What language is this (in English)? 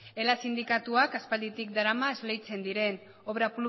Basque